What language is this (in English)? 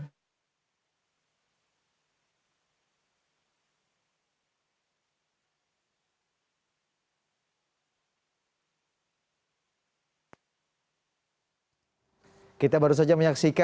Indonesian